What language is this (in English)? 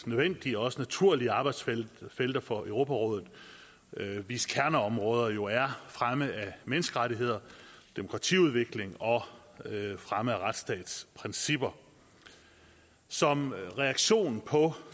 Danish